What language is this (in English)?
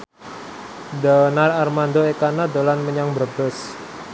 Javanese